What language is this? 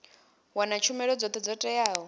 Venda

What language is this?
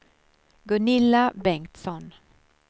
Swedish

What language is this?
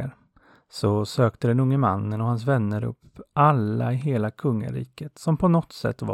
Swedish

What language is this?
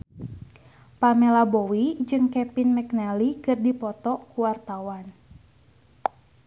Sundanese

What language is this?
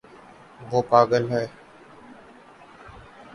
Urdu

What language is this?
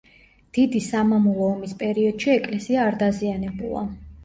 Georgian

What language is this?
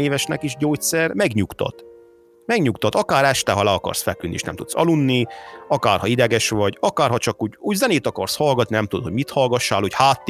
Hungarian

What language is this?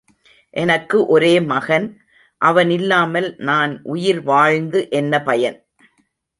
Tamil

